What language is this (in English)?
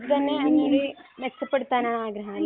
Malayalam